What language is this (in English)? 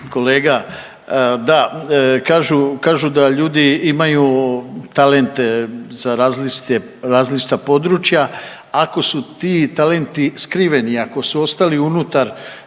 Croatian